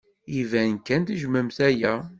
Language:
Kabyle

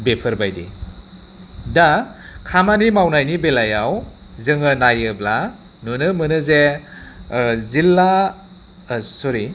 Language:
Bodo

